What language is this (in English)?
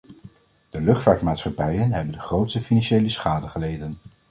Dutch